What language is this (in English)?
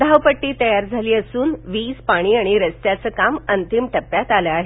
Marathi